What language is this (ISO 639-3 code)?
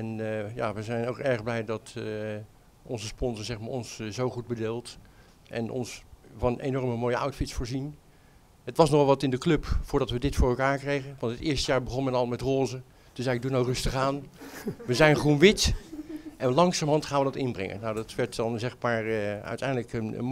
nld